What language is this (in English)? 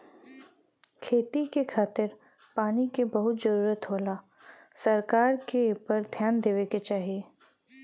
Bhojpuri